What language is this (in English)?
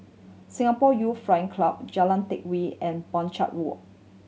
English